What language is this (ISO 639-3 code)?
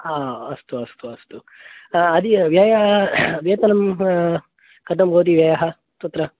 san